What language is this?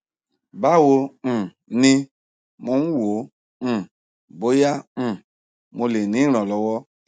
Yoruba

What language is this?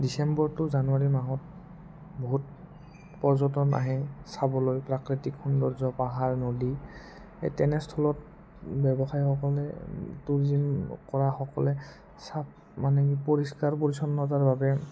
Assamese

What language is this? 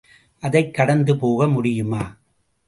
Tamil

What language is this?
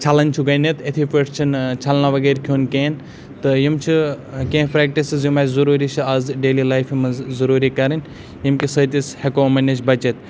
Kashmiri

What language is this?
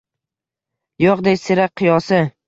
Uzbek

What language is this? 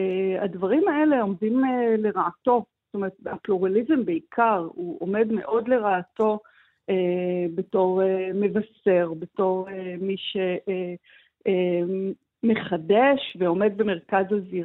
Hebrew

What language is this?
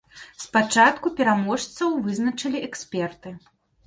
Belarusian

